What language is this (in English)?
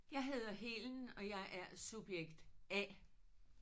Danish